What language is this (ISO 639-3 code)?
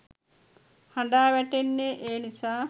sin